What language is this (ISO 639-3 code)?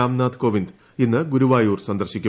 mal